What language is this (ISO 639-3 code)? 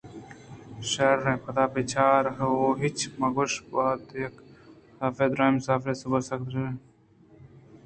bgp